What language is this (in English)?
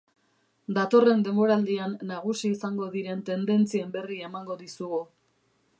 Basque